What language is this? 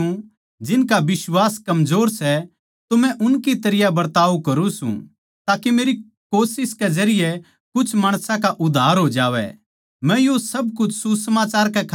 Haryanvi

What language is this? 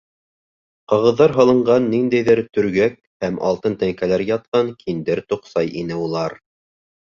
Bashkir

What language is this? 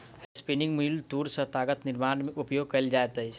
Maithili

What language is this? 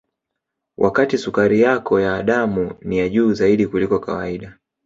Swahili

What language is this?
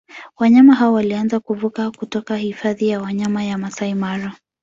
Swahili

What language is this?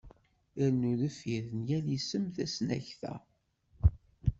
Kabyle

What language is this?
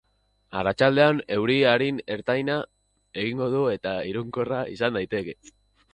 Basque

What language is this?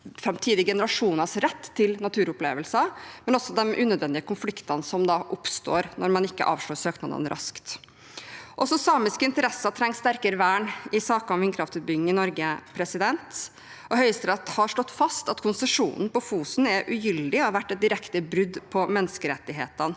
Norwegian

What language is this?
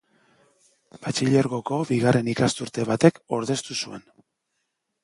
Basque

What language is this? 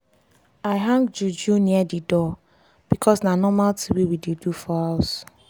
Nigerian Pidgin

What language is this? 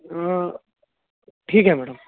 Marathi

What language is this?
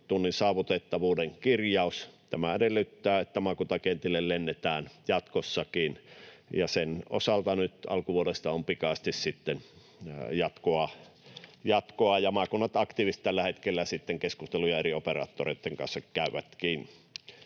Finnish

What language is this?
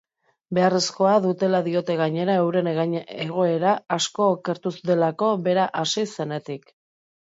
Basque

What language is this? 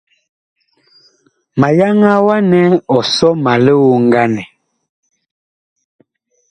Bakoko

